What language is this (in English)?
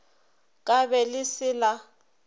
Northern Sotho